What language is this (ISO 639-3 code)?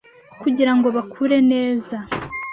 kin